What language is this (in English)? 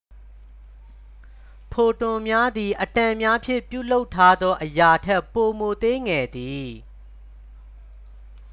Burmese